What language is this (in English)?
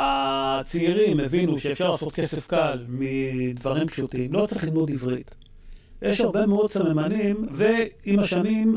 Hebrew